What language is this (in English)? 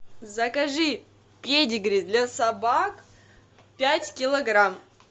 Russian